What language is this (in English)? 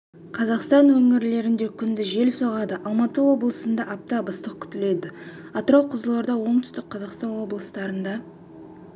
Kazakh